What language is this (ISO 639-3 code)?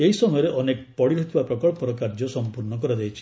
ori